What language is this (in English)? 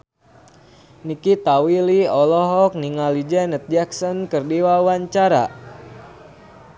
Sundanese